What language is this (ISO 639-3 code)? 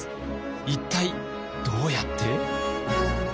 jpn